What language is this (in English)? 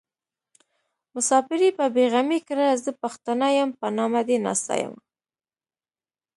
Pashto